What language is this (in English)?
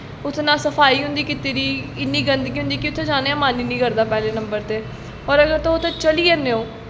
Dogri